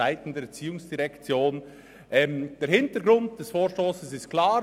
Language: Swiss German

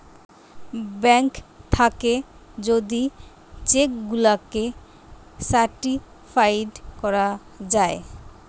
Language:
Bangla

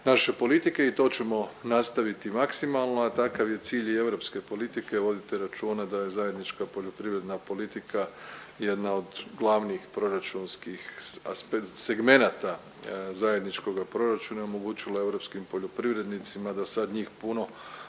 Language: Croatian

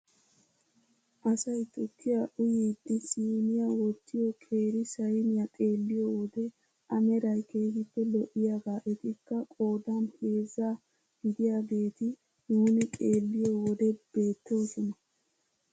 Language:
Wolaytta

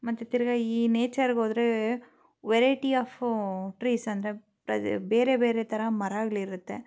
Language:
Kannada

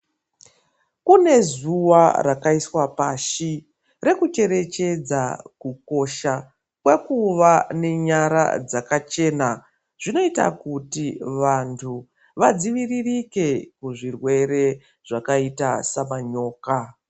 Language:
Ndau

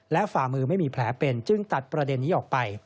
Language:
Thai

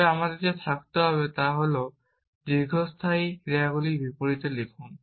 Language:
Bangla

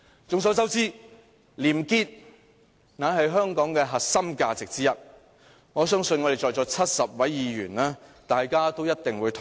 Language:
Cantonese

